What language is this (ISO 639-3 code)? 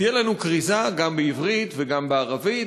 heb